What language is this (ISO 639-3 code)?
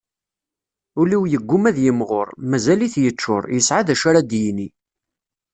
kab